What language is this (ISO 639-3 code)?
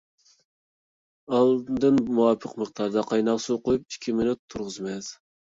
uig